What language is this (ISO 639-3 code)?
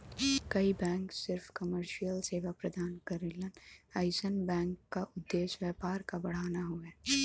bho